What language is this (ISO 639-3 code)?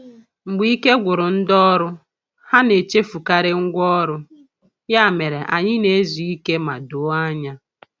ibo